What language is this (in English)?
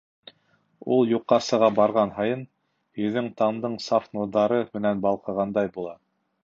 Bashkir